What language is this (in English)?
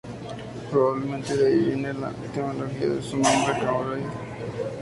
Spanish